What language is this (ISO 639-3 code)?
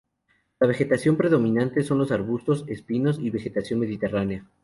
spa